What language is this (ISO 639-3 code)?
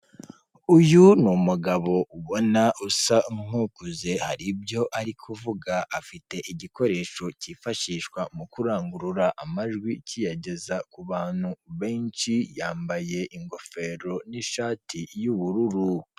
kin